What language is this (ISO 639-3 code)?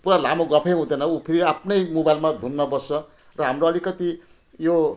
nep